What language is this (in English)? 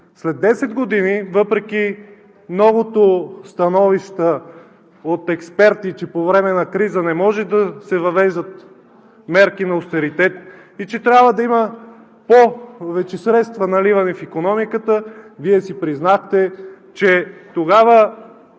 Bulgarian